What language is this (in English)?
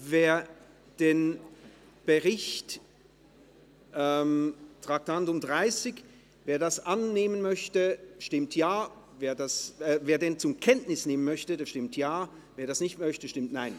Swiss German